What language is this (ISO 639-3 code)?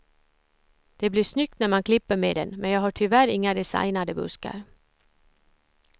swe